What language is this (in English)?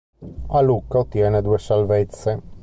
Italian